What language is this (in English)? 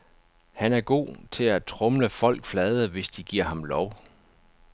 Danish